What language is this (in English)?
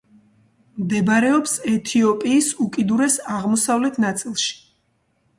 Georgian